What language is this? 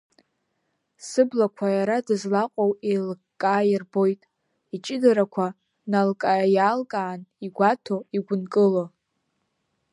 Abkhazian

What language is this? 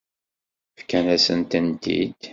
Kabyle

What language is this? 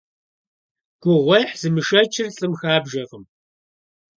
Kabardian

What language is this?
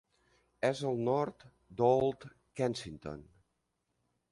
Catalan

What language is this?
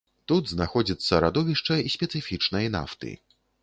Belarusian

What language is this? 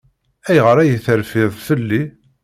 Kabyle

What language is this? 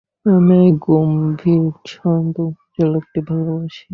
Bangla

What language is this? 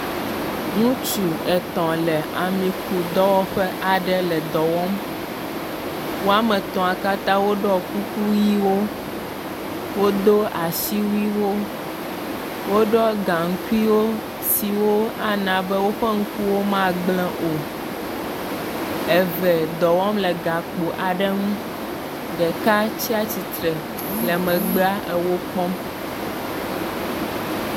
Ewe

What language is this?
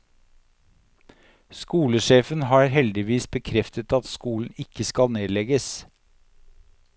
Norwegian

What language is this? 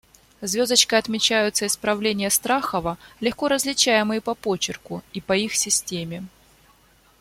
Russian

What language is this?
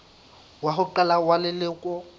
Southern Sotho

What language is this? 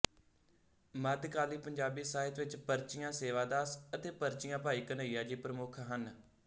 Punjabi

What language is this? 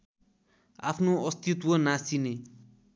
Nepali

